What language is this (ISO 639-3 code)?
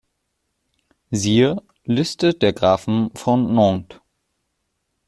deu